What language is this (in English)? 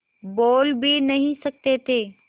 Hindi